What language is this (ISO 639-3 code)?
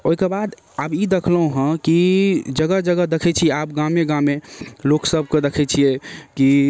mai